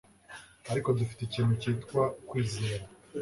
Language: Kinyarwanda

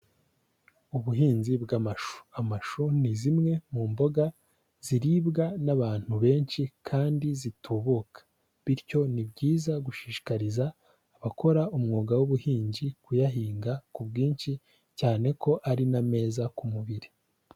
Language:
Kinyarwanda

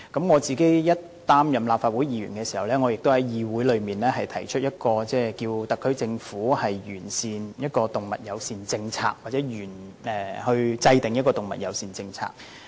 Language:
Cantonese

